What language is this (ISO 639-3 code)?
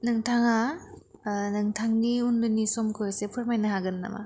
brx